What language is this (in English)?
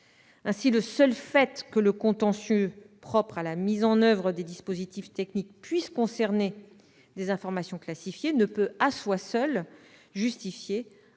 French